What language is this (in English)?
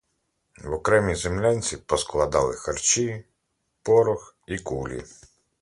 Ukrainian